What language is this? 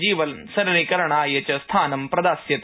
Sanskrit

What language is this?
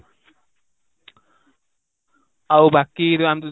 Odia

